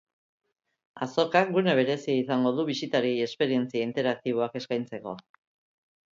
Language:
Basque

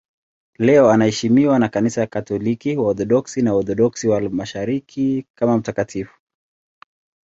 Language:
Swahili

